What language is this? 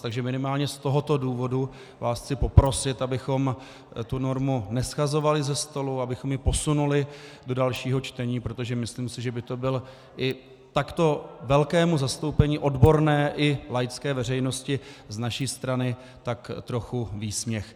Czech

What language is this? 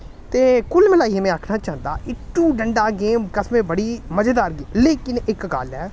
Dogri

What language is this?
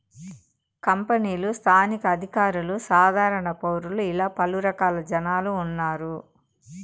Telugu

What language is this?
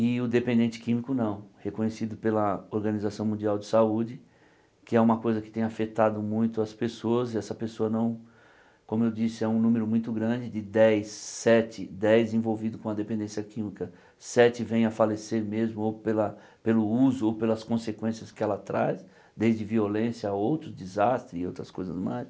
Portuguese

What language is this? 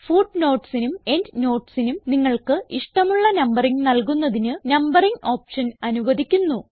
Malayalam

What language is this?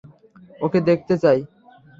Bangla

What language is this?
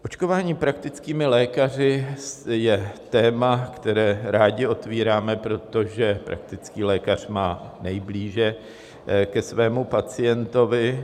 Czech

